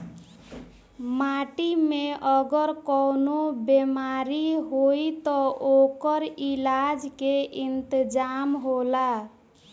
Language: Bhojpuri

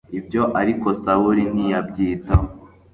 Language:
Kinyarwanda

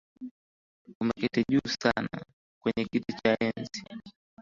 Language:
Swahili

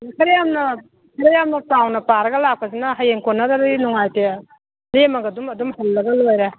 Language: Manipuri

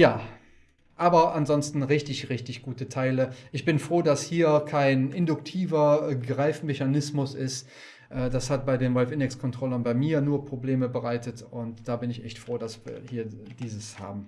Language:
German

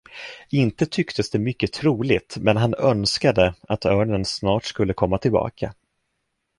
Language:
Swedish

